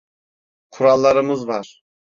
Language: Turkish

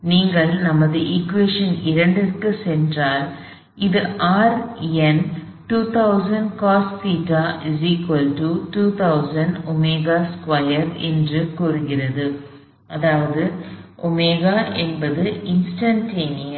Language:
Tamil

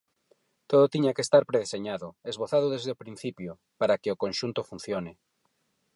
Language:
Galician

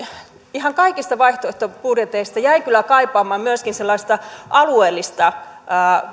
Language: Finnish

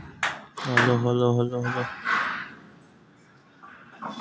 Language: Chhattisgarhi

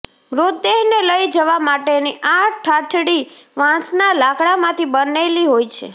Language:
Gujarati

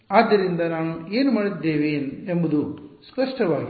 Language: Kannada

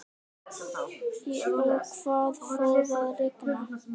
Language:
Icelandic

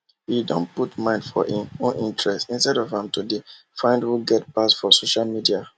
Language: Nigerian Pidgin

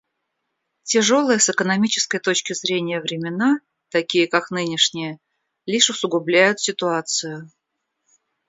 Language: Russian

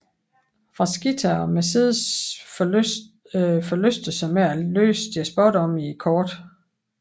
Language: Danish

